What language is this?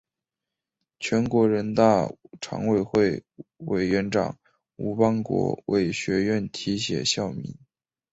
Chinese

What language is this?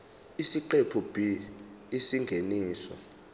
Zulu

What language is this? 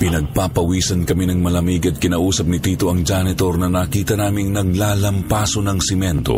Filipino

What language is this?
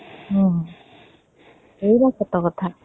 Odia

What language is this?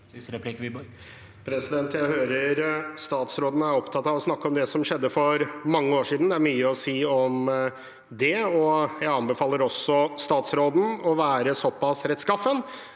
Norwegian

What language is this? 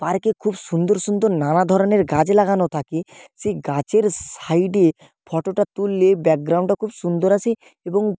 Bangla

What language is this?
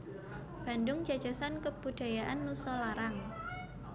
Javanese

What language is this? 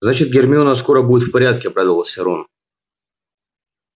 Russian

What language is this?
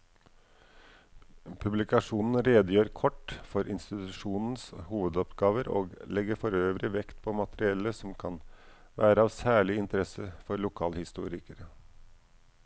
Norwegian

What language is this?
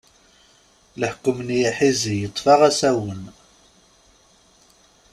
Kabyle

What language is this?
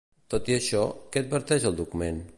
Catalan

